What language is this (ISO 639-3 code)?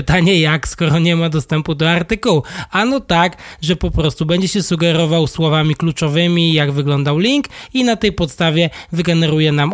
pol